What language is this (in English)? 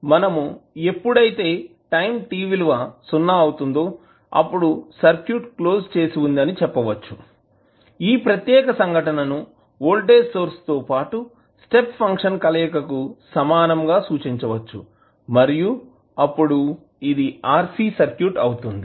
Telugu